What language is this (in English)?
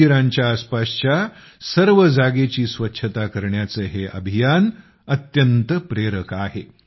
Marathi